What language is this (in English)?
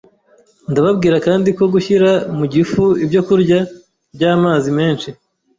Kinyarwanda